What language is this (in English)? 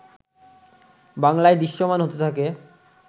Bangla